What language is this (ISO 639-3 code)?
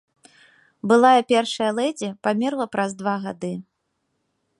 bel